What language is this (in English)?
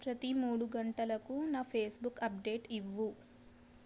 Telugu